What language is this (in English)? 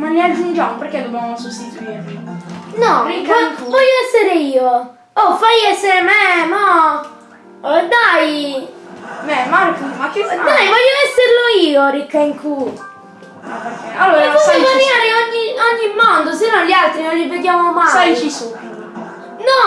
Italian